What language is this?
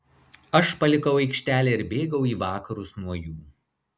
Lithuanian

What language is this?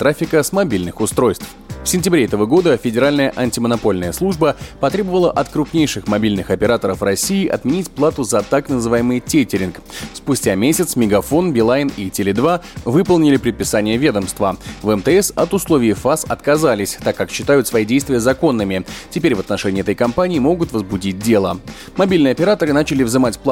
Russian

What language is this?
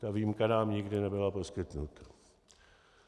Czech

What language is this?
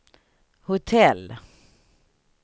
Swedish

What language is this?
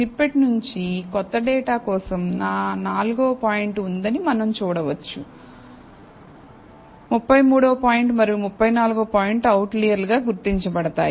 Telugu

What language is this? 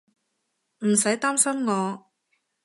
Cantonese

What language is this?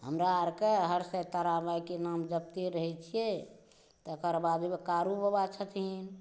Maithili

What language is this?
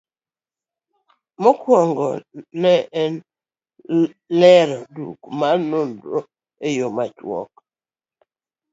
Luo (Kenya and Tanzania)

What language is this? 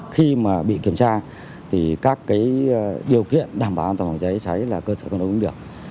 Vietnamese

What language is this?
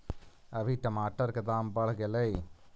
Magahi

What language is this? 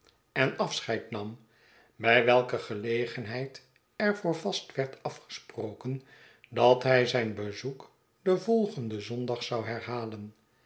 Dutch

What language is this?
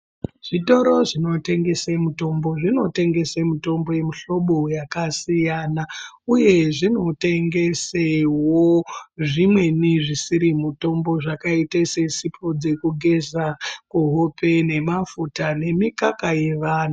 Ndau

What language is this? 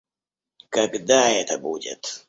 Russian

